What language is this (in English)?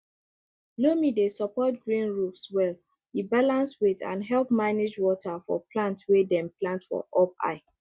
Nigerian Pidgin